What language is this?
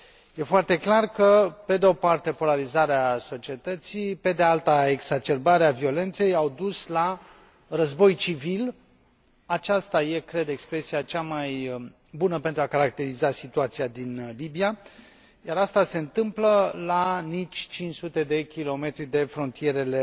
Romanian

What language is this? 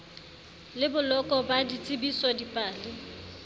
Southern Sotho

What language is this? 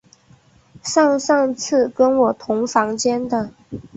Chinese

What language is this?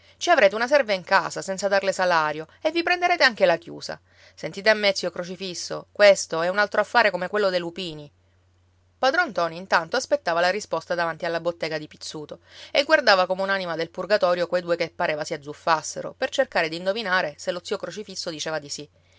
Italian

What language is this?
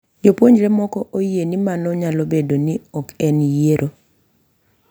Luo (Kenya and Tanzania)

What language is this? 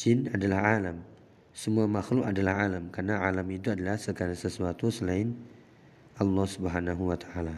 Indonesian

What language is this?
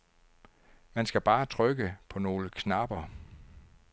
Danish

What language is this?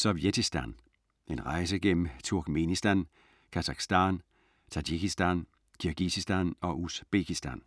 Danish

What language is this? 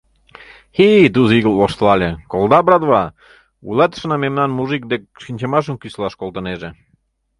Mari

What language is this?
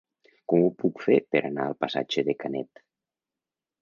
Catalan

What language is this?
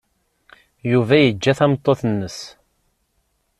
Kabyle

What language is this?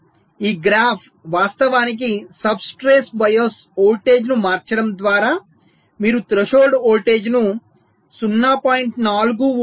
Telugu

